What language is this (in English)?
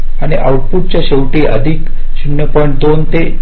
Marathi